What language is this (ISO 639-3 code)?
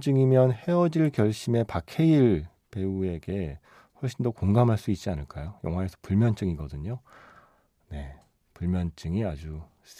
kor